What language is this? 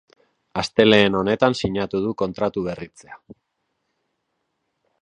Basque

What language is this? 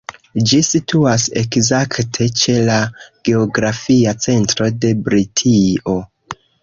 Esperanto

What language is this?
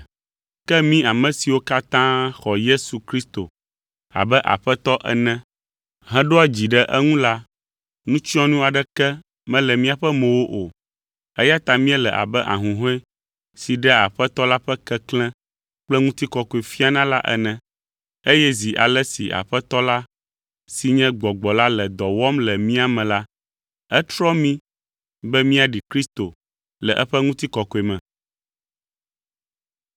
Ewe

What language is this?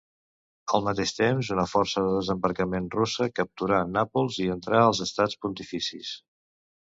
Catalan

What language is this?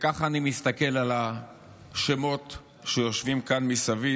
Hebrew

